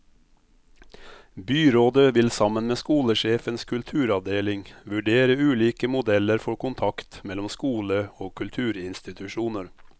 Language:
Norwegian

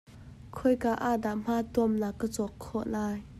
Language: Hakha Chin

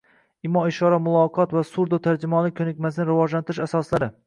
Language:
Uzbek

